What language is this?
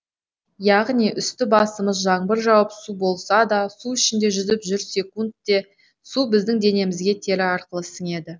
Kazakh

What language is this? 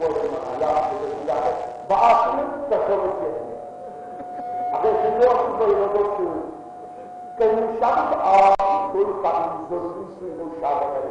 Arabic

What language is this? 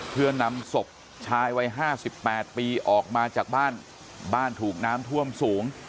Thai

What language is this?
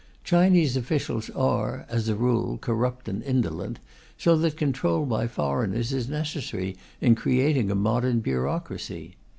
English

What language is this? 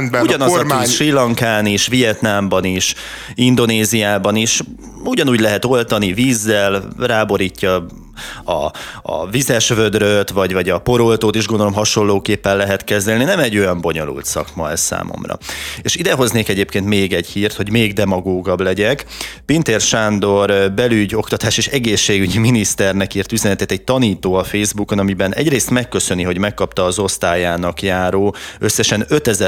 Hungarian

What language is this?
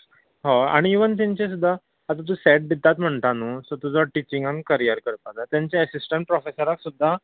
Konkani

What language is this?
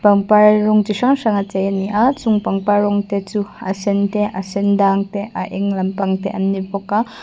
Mizo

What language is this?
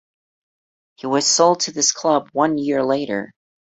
English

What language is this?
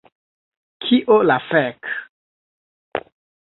Esperanto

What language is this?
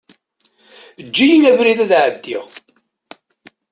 Kabyle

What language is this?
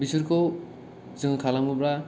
Bodo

